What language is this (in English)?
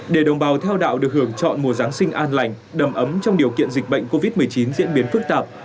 Vietnamese